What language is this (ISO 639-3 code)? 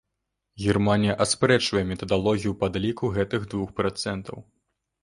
bel